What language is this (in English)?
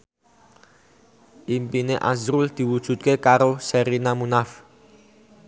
Javanese